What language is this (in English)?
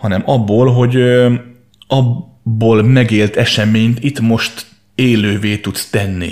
Hungarian